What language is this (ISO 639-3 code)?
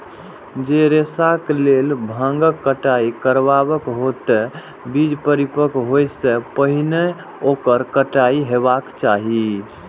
mai